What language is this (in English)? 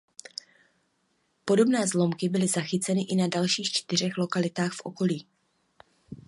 Czech